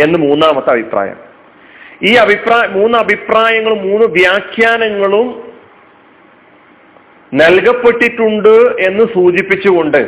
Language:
Malayalam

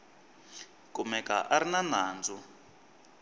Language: Tsonga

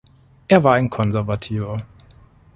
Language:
German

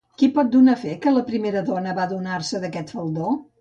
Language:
Catalan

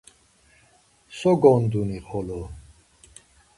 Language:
Laz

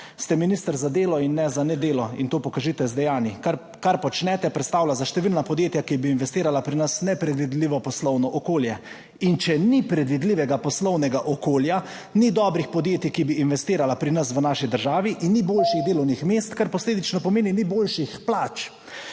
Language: Slovenian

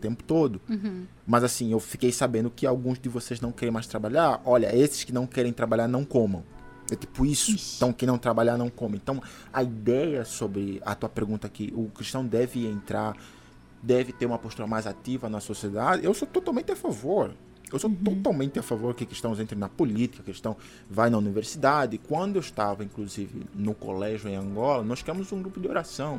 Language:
Portuguese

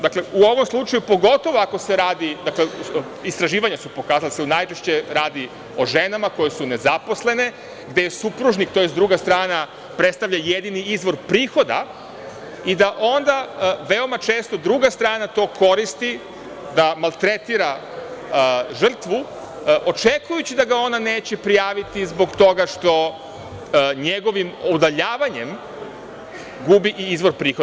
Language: Serbian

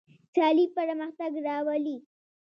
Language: Pashto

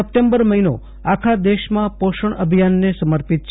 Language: Gujarati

